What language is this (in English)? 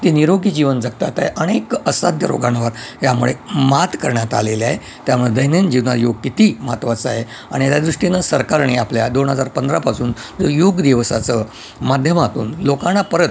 Marathi